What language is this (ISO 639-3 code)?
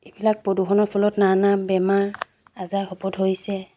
asm